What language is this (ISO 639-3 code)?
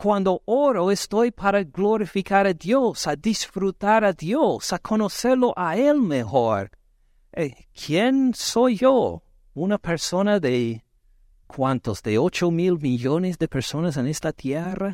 spa